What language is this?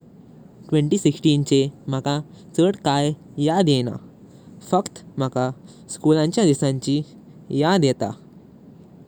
Konkani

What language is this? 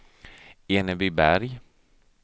Swedish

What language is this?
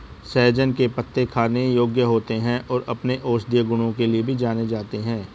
Hindi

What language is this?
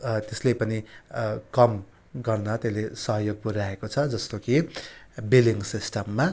Nepali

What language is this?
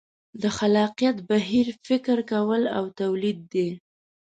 Pashto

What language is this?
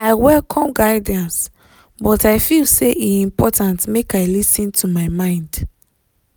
Nigerian Pidgin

